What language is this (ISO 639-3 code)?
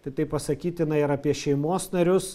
lit